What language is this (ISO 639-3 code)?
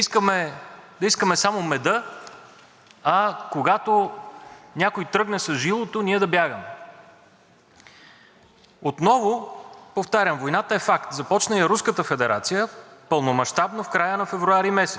bul